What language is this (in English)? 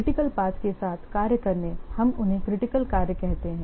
Hindi